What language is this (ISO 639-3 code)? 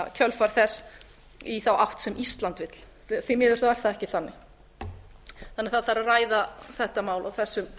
isl